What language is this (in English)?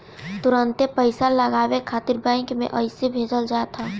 Bhojpuri